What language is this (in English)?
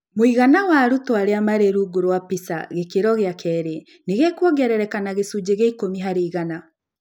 Kikuyu